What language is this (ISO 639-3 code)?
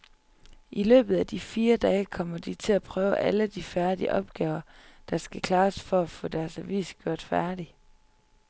dan